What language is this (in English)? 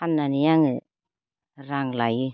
Bodo